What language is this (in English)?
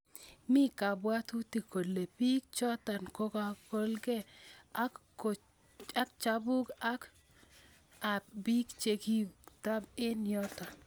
Kalenjin